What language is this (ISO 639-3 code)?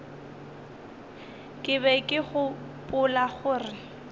nso